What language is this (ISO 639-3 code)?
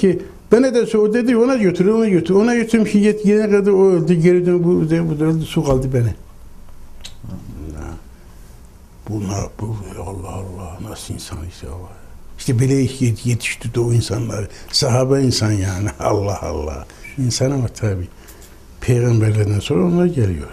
tur